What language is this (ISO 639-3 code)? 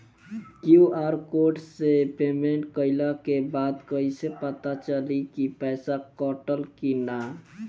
bho